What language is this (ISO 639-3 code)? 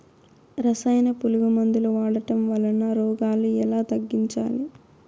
tel